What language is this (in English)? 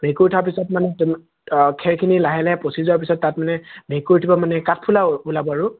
Assamese